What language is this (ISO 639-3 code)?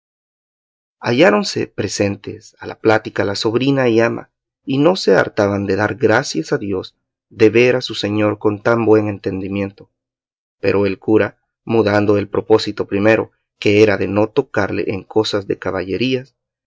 spa